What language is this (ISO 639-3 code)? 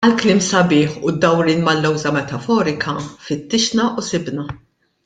mlt